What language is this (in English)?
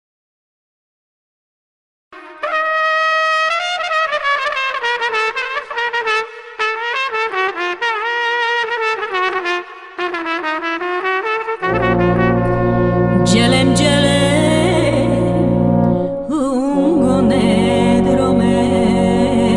Romanian